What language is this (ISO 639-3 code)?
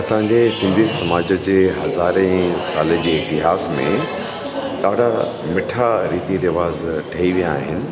snd